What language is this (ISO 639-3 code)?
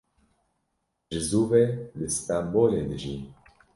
kur